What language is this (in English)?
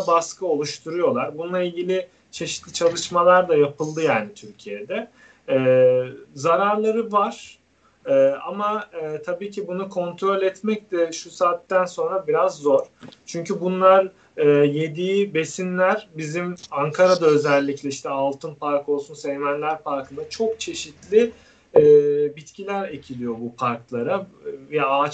Turkish